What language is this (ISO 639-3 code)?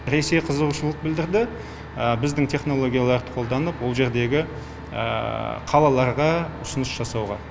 kaz